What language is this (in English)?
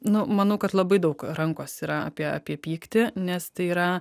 Lithuanian